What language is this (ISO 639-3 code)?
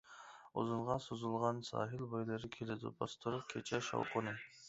uig